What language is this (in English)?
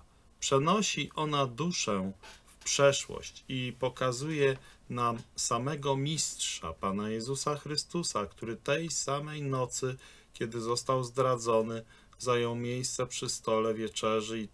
Polish